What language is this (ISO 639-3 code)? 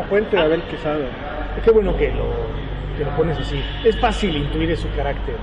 spa